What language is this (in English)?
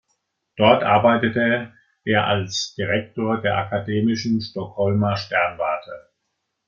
German